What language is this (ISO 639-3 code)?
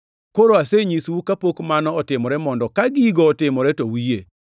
luo